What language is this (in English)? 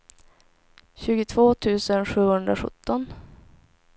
Swedish